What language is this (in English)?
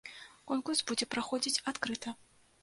Belarusian